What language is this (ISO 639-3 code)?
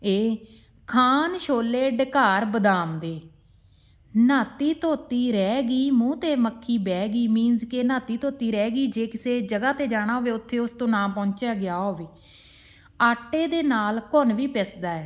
pan